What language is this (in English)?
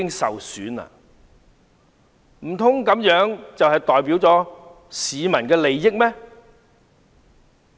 Cantonese